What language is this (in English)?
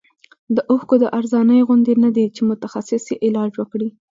Pashto